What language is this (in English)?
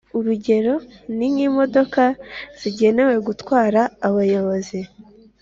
Kinyarwanda